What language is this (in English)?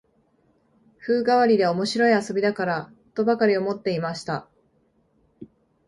Japanese